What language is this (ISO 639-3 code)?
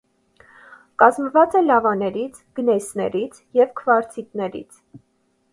hye